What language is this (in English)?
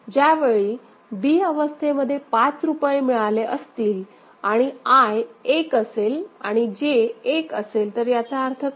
Marathi